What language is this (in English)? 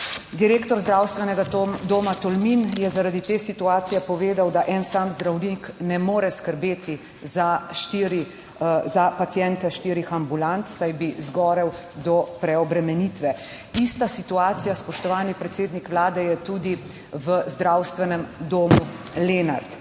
Slovenian